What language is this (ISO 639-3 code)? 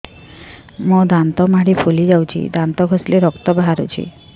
ori